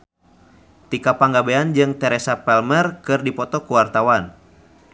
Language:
Sundanese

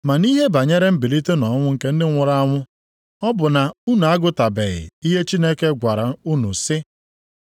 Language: Igbo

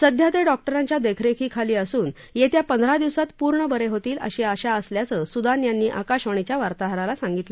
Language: Marathi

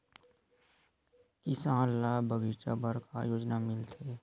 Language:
Chhattisgarhi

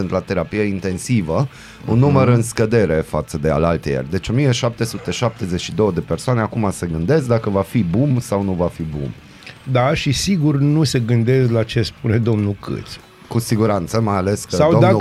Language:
Romanian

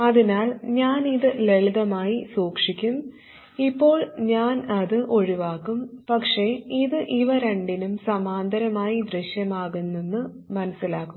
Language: Malayalam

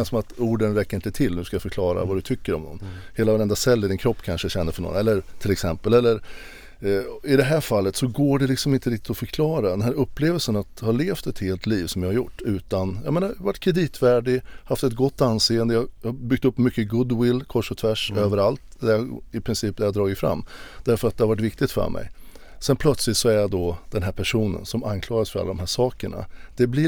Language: Swedish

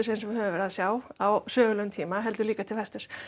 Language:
Icelandic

